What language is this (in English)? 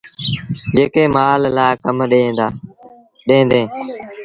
Sindhi Bhil